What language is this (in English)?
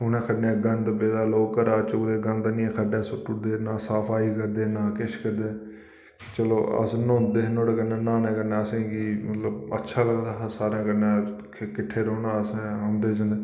Dogri